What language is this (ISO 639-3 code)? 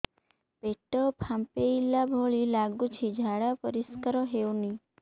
ori